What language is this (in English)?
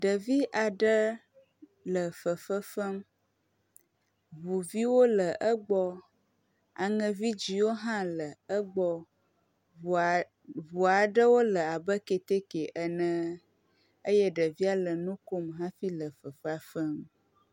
Ewe